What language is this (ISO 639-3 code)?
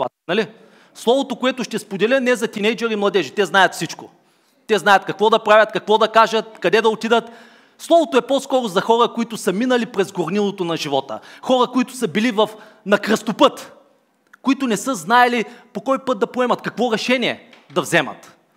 bul